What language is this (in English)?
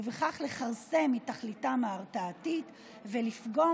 Hebrew